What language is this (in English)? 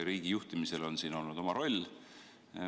Estonian